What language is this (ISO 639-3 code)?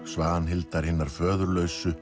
isl